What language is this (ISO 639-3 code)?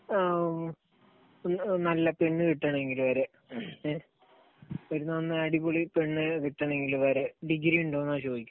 mal